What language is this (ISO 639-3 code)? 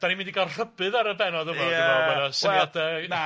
cym